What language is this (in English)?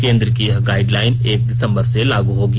Hindi